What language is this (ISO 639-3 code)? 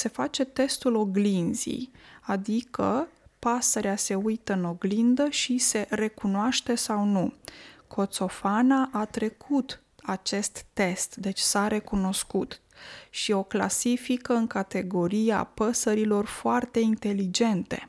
ron